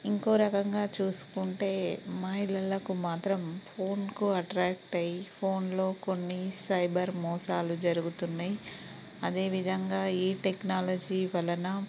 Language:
Telugu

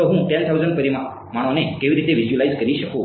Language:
Gujarati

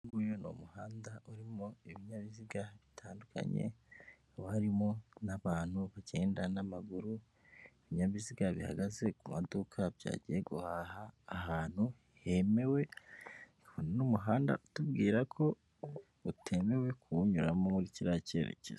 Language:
Kinyarwanda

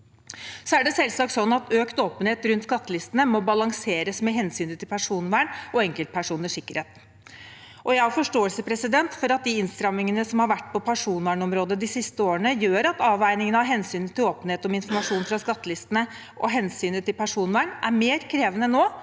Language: Norwegian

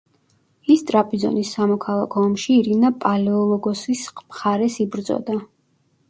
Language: Georgian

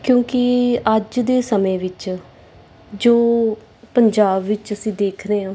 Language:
Punjabi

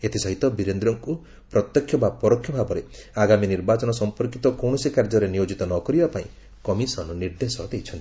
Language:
Odia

